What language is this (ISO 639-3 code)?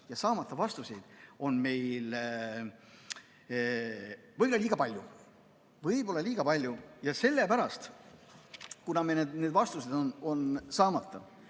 est